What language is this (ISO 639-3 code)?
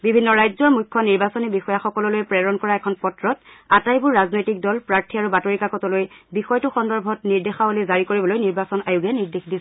asm